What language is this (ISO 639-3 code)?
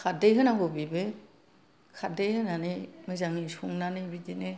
brx